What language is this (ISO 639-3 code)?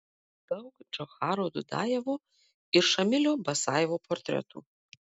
lit